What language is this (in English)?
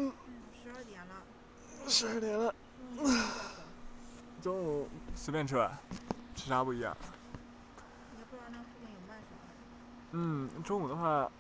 Chinese